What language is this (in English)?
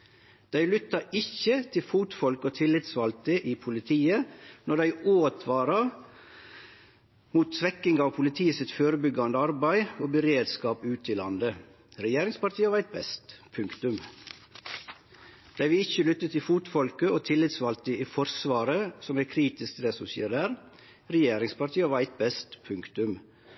Norwegian Nynorsk